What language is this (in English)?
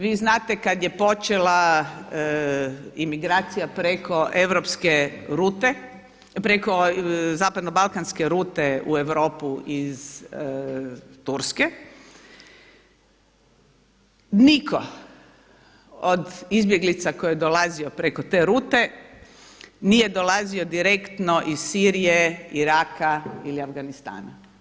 Croatian